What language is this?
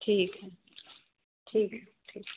Hindi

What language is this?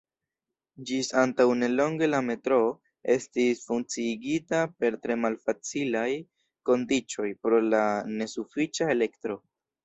Esperanto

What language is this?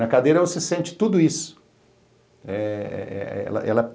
Portuguese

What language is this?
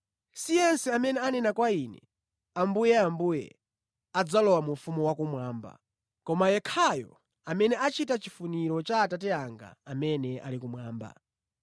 Nyanja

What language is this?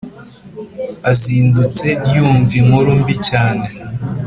Kinyarwanda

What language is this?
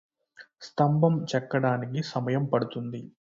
Telugu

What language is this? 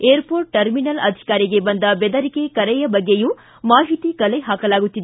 Kannada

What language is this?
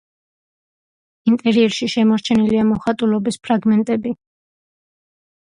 Georgian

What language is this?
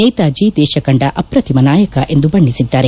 Kannada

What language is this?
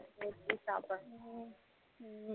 Tamil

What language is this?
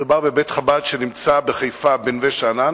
Hebrew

